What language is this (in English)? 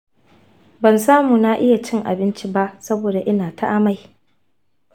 Hausa